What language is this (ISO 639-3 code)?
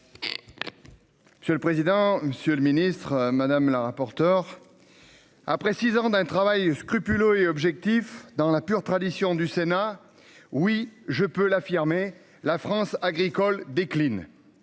fra